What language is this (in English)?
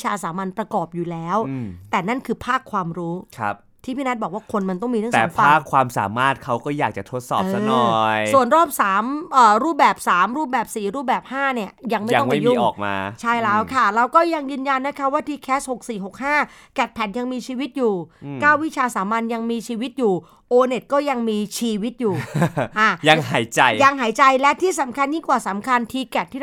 Thai